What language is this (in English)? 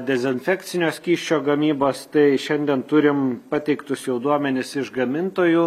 Lithuanian